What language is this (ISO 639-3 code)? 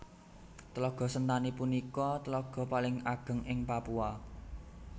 jav